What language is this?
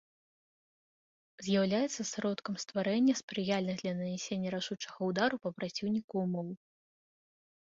Belarusian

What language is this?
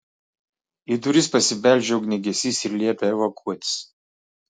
Lithuanian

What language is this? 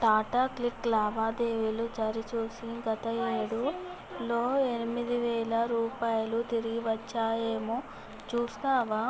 Telugu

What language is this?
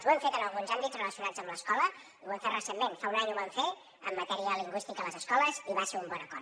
Catalan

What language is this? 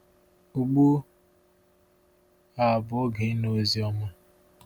Igbo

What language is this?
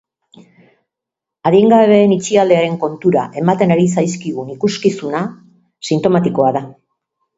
Basque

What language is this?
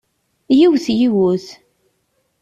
Kabyle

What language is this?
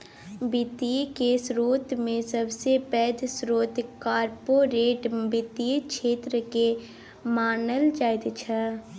Maithili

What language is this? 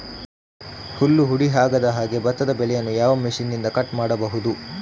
Kannada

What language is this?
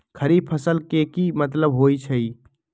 Magahi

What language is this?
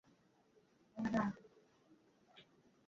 Bangla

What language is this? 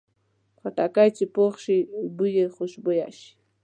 Pashto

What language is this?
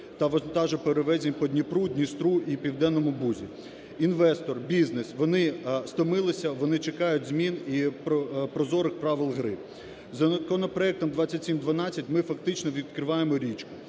Ukrainian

